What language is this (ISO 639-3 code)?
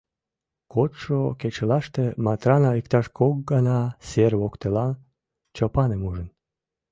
chm